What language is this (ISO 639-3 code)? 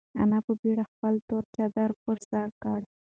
pus